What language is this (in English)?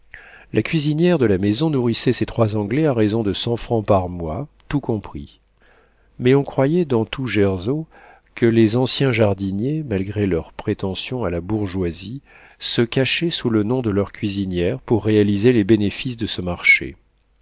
French